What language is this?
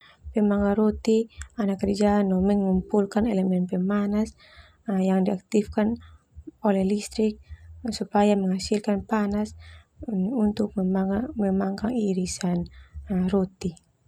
Termanu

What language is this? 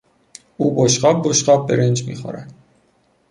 Persian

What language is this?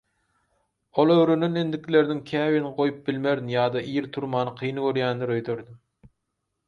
Turkmen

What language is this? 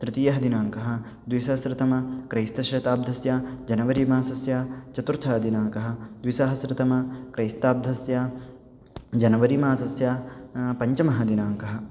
Sanskrit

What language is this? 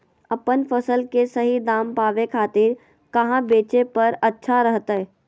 Magahi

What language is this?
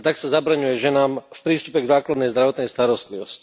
Slovak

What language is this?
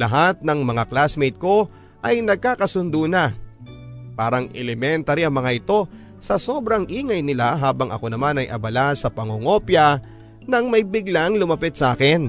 Filipino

